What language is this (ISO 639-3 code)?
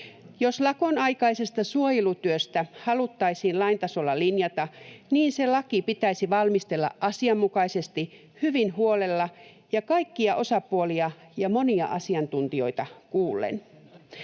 fin